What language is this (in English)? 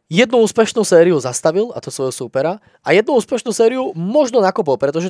Slovak